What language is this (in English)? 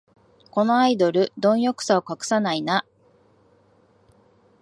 Japanese